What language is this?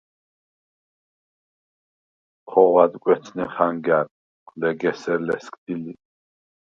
Svan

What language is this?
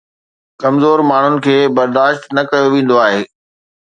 Sindhi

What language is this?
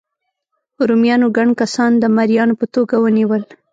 Pashto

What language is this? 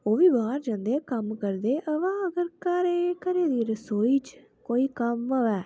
Dogri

